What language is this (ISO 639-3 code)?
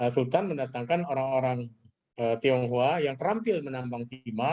ind